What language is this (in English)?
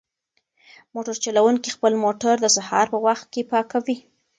Pashto